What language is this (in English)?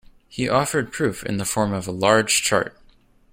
English